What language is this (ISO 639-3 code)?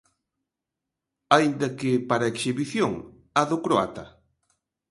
glg